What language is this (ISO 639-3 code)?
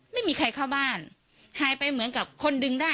tha